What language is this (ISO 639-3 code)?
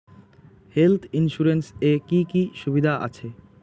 ben